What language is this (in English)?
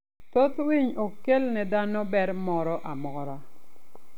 Luo (Kenya and Tanzania)